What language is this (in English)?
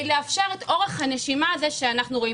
Hebrew